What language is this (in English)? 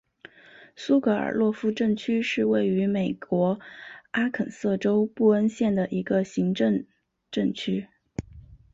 Chinese